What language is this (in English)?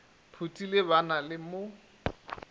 Northern Sotho